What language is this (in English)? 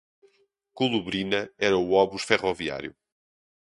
Portuguese